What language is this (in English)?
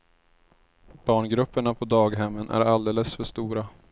Swedish